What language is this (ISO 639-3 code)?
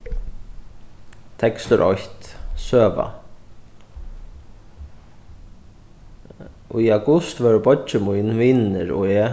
fao